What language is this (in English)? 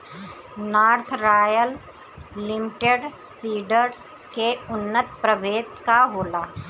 Bhojpuri